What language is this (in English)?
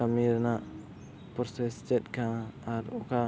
Santali